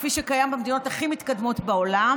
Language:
Hebrew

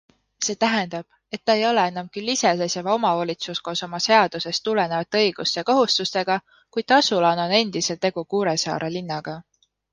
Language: Estonian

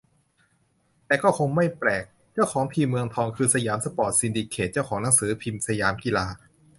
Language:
Thai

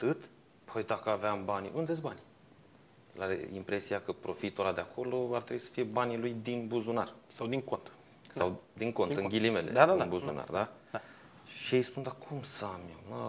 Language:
Romanian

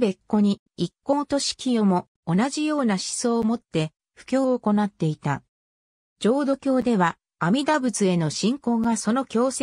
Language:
Japanese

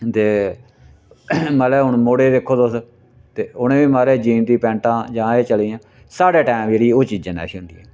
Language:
Dogri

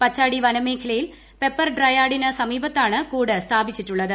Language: Malayalam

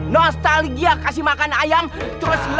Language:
Indonesian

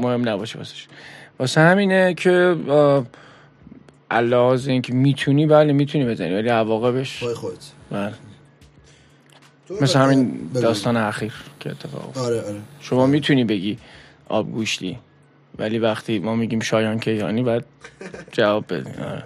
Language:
Persian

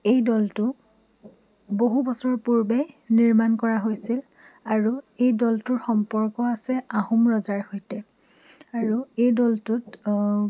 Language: Assamese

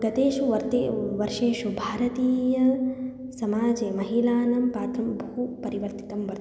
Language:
Sanskrit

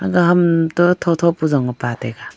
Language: Wancho Naga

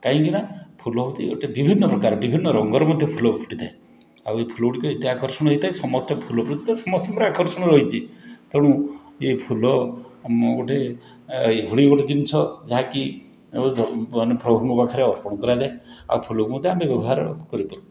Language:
Odia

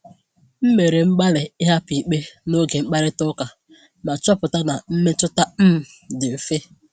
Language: Igbo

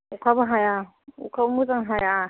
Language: Bodo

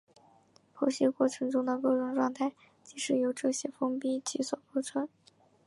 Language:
Chinese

